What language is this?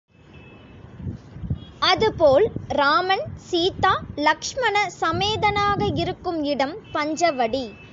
Tamil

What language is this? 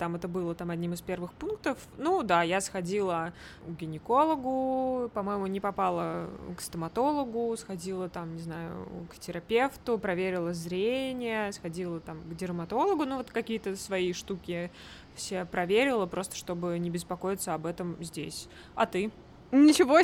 Russian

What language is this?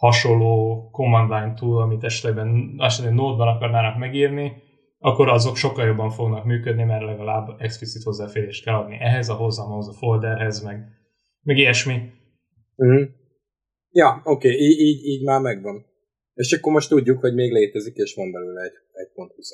Hungarian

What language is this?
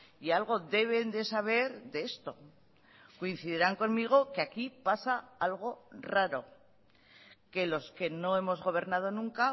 Spanish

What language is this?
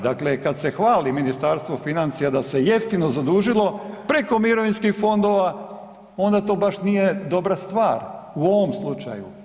Croatian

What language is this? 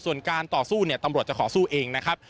Thai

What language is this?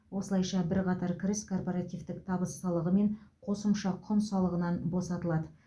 Kazakh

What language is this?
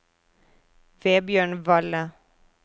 Norwegian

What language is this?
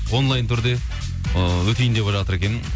Kazakh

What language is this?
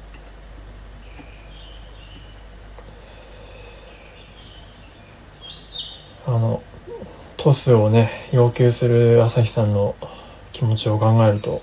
Japanese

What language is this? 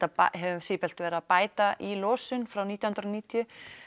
Icelandic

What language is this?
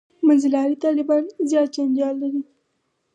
Pashto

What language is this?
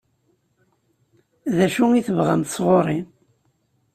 Kabyle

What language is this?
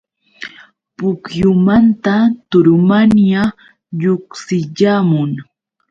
Yauyos Quechua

